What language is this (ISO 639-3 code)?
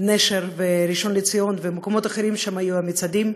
heb